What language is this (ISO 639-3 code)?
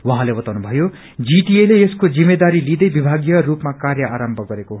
nep